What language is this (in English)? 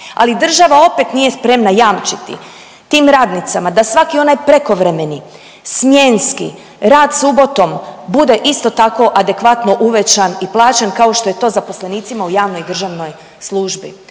Croatian